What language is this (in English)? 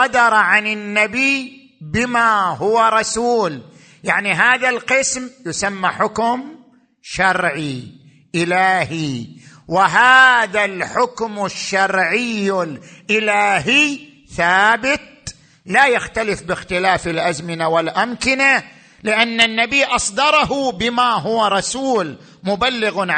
Arabic